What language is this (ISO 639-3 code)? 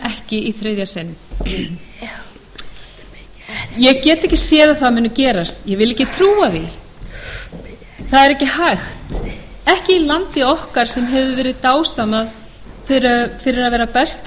isl